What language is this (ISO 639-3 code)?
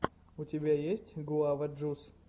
rus